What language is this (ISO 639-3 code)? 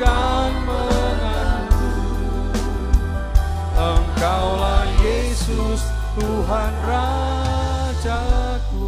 ind